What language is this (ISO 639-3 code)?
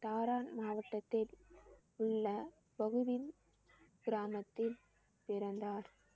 tam